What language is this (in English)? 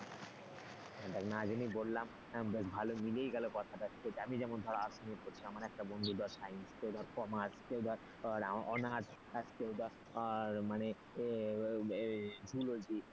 Bangla